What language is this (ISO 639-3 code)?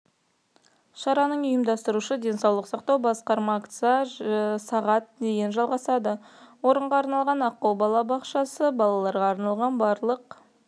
kaz